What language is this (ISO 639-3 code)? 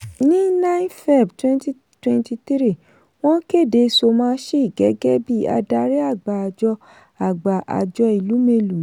yor